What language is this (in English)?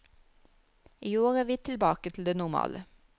Norwegian